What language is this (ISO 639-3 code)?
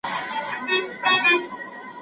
pus